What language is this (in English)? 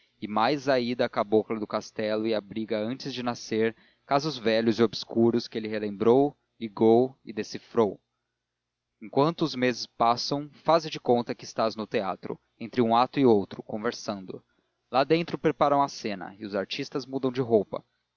Portuguese